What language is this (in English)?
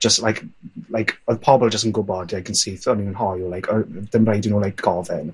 Welsh